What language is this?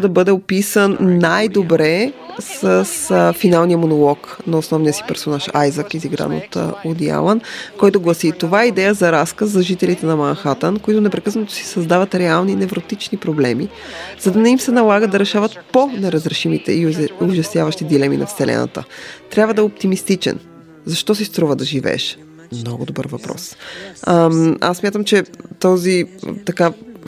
Bulgarian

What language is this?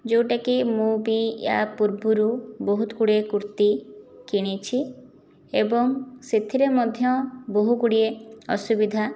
Odia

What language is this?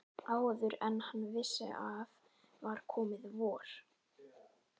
Icelandic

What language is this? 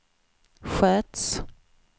Swedish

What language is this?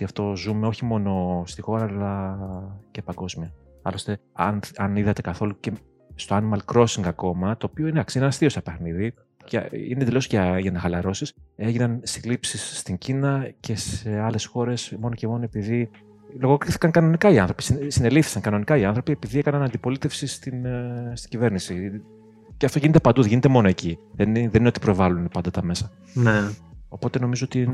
Greek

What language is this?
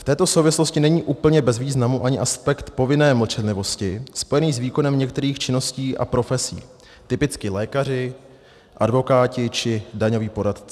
Czech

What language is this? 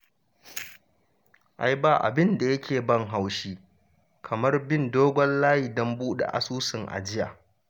Hausa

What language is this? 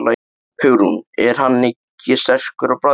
Icelandic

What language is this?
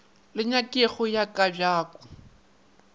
Northern Sotho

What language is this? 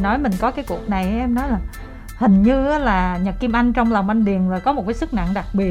Vietnamese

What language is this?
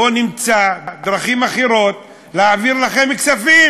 Hebrew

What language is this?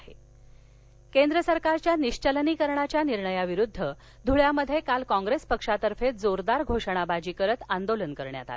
Marathi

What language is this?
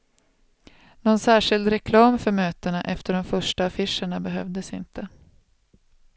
Swedish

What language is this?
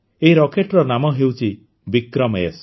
Odia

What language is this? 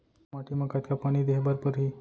Chhattisgarhi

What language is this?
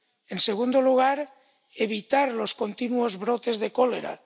Spanish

